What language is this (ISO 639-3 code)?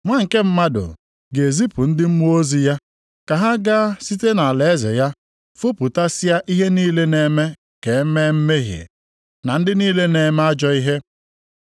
ibo